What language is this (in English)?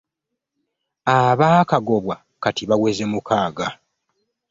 Ganda